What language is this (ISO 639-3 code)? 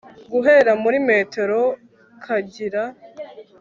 kin